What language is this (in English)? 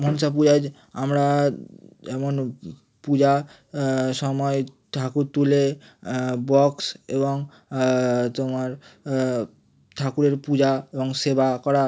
Bangla